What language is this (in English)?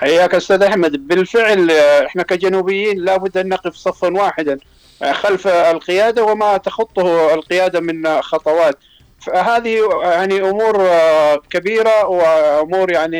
Arabic